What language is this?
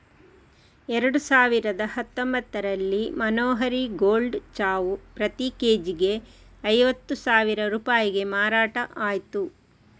Kannada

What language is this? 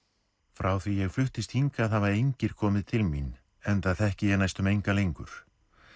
Icelandic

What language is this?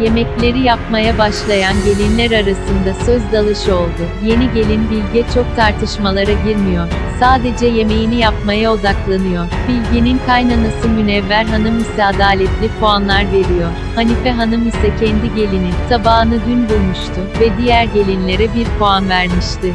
Turkish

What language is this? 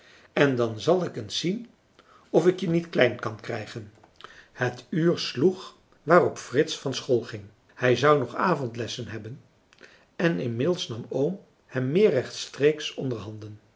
Dutch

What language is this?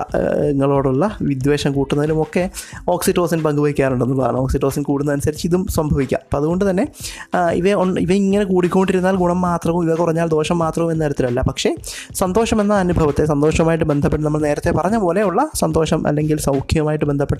Malayalam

